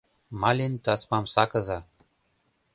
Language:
Mari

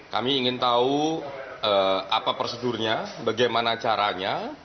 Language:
Indonesian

